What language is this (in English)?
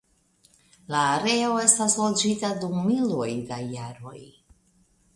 Esperanto